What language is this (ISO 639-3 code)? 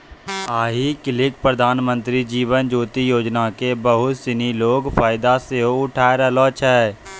mai